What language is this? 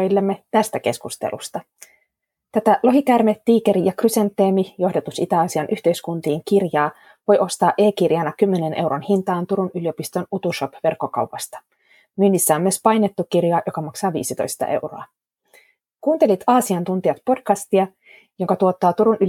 Finnish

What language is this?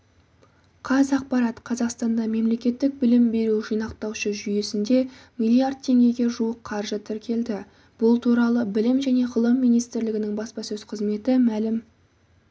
Kazakh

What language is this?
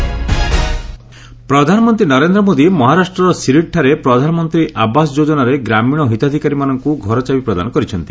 Odia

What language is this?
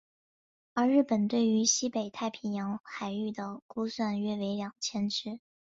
Chinese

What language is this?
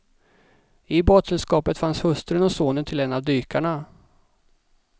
Swedish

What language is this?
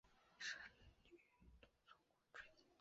Chinese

